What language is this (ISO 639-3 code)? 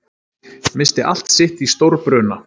isl